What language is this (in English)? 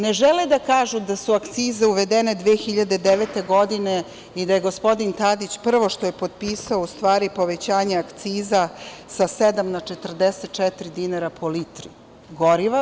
Serbian